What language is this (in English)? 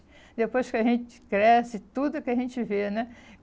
Portuguese